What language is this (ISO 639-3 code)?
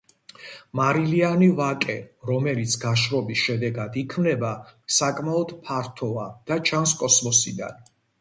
kat